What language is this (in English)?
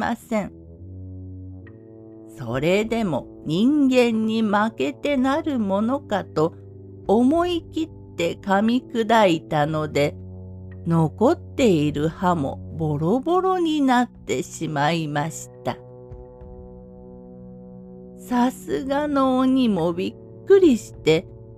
Japanese